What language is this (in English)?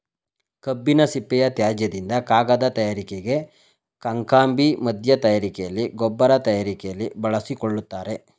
Kannada